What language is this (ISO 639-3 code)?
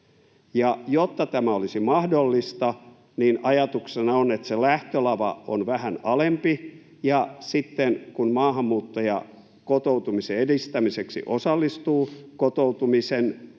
fin